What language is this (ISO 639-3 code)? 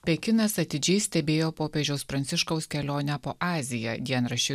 lit